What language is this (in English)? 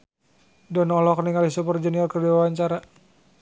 Sundanese